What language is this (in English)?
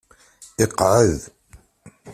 Kabyle